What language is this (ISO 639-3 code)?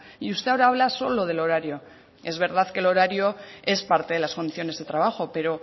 spa